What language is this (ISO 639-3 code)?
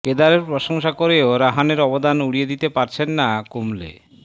ben